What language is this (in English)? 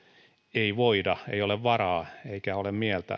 Finnish